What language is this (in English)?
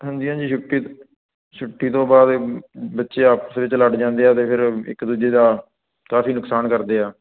Punjabi